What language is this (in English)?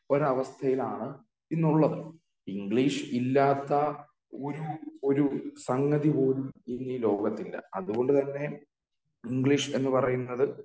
Malayalam